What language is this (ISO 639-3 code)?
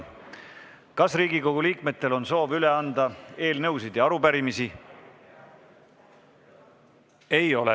est